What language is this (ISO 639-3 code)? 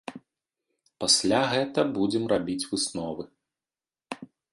bel